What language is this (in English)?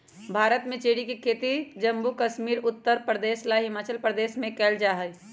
Magahi